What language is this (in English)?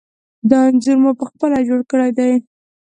Pashto